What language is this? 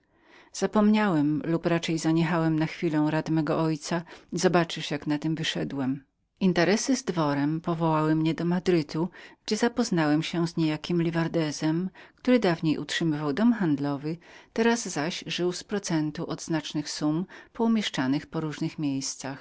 Polish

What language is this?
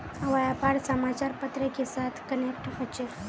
Magahi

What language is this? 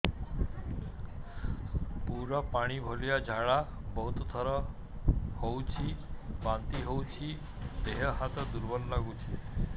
Odia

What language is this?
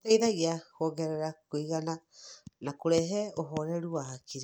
Kikuyu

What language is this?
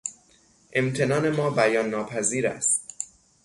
Persian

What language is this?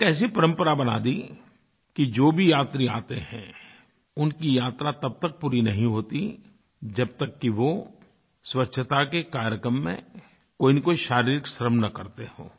Hindi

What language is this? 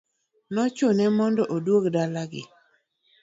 Luo (Kenya and Tanzania)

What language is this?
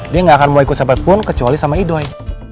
Indonesian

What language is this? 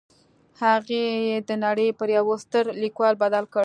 Pashto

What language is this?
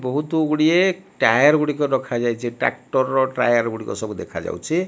Odia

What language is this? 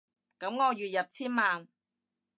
Cantonese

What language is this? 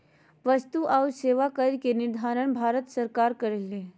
Magahi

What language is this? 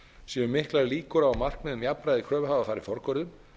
Icelandic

